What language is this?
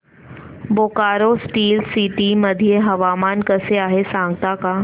Marathi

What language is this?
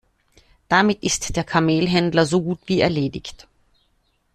German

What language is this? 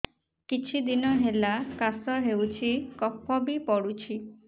Odia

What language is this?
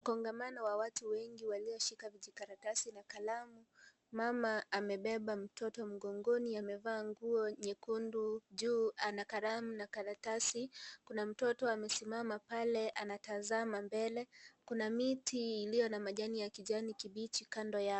Swahili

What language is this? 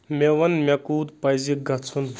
Kashmiri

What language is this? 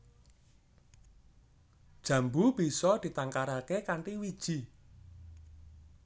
Javanese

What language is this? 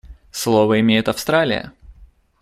Russian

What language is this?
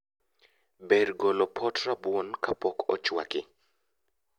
Luo (Kenya and Tanzania)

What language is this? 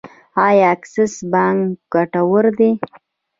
Pashto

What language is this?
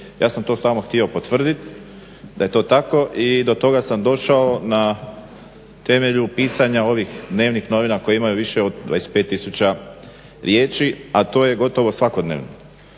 Croatian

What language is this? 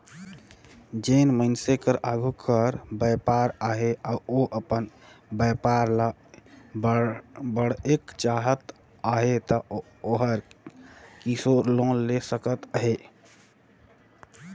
Chhattisgarhi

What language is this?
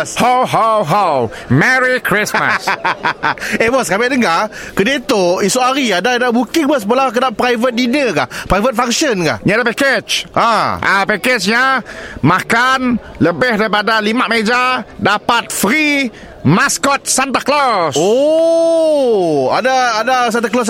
Malay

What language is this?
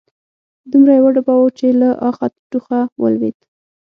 Pashto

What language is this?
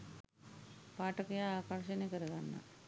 Sinhala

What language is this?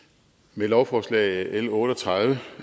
Danish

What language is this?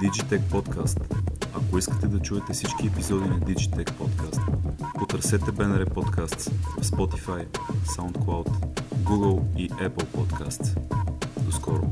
Bulgarian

